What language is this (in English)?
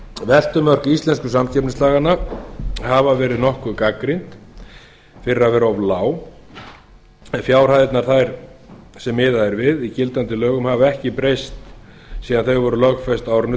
Icelandic